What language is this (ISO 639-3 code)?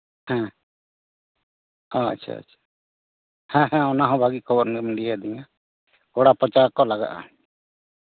sat